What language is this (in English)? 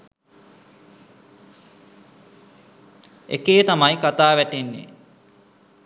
Sinhala